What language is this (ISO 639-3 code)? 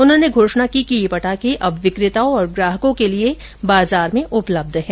hin